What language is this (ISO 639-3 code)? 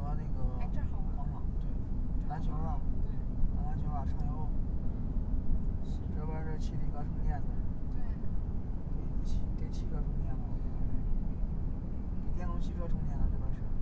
zho